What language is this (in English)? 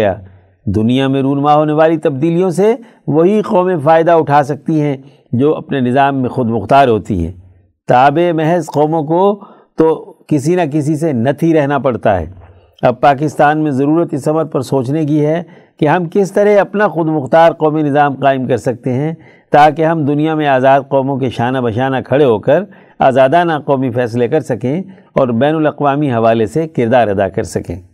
Urdu